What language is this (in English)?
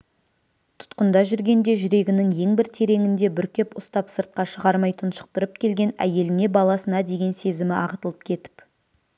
Kazakh